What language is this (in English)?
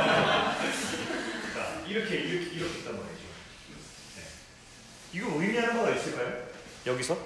Korean